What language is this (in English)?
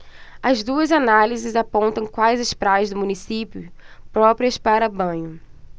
Portuguese